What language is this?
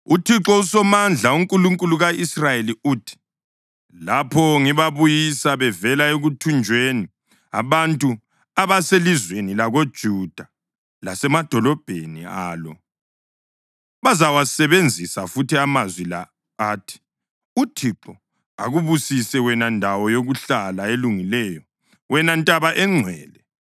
North Ndebele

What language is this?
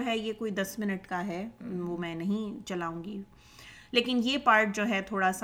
Urdu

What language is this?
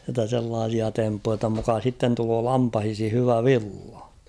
Finnish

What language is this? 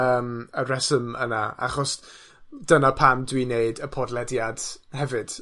Welsh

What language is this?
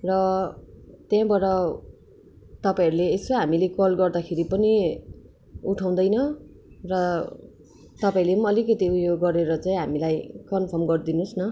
Nepali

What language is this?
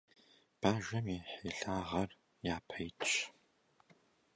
Kabardian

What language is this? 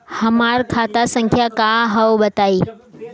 Bhojpuri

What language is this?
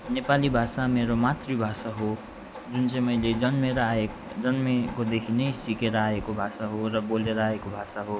Nepali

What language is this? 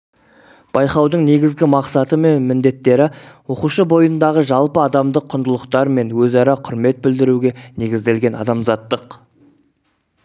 Kazakh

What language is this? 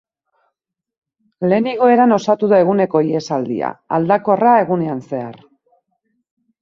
Basque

